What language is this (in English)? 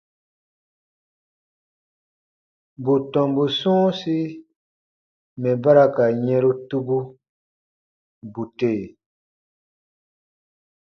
Baatonum